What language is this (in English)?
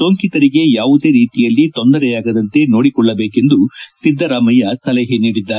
Kannada